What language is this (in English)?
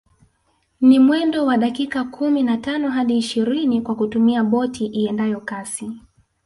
Swahili